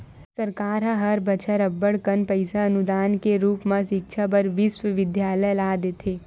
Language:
Chhattisgarhi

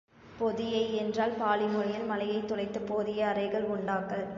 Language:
Tamil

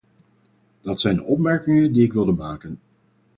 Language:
Dutch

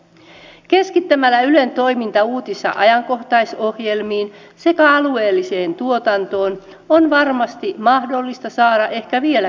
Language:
Finnish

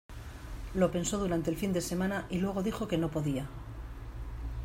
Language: Spanish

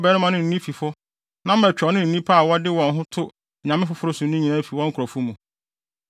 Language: Akan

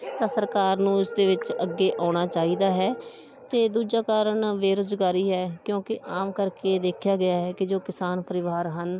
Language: Punjabi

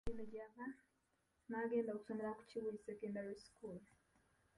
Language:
Ganda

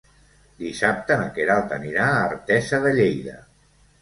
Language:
Catalan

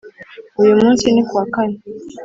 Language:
Kinyarwanda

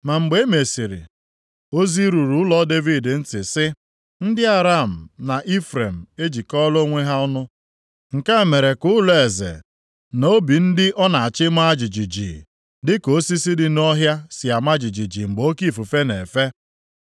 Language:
Igbo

